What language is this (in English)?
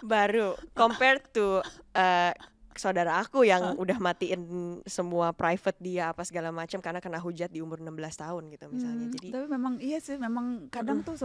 Indonesian